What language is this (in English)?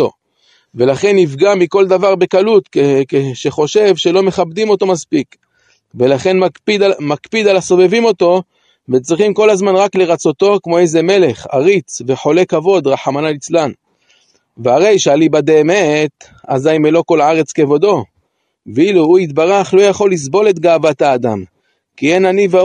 Hebrew